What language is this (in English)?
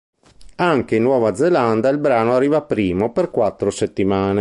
Italian